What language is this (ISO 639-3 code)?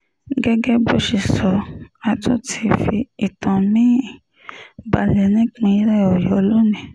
yor